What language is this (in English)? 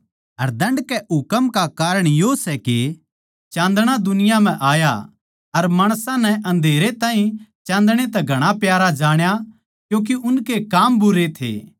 Haryanvi